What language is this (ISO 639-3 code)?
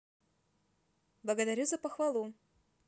rus